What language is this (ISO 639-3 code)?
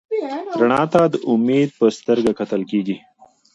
pus